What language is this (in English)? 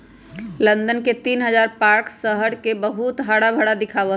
Magahi